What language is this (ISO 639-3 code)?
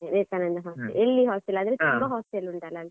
kan